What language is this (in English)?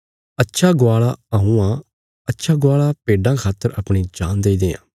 Bilaspuri